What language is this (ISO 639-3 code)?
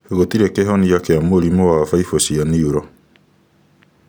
kik